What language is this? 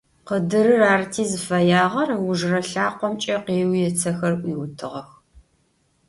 Adyghe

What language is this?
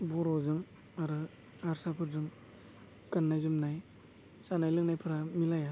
Bodo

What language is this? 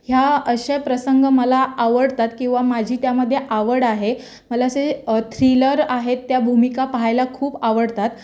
Marathi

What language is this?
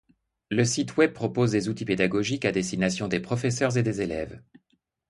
French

